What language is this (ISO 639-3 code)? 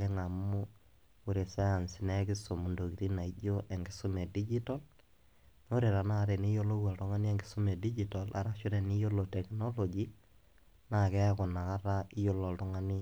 mas